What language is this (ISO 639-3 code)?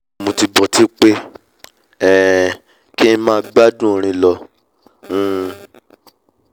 yor